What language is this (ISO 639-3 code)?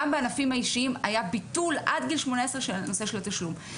heb